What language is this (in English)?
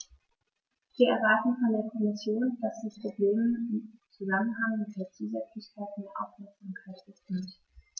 German